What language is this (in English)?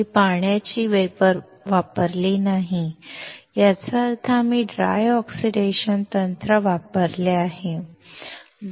Marathi